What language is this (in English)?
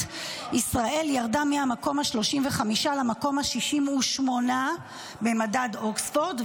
Hebrew